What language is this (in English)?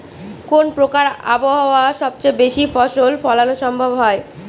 Bangla